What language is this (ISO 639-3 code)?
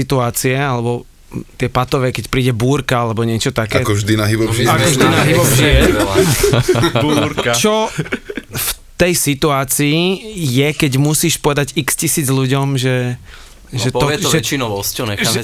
slk